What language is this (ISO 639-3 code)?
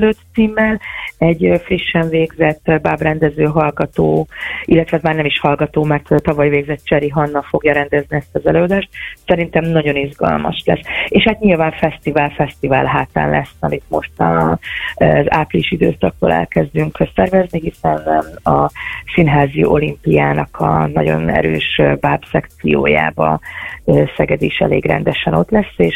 hun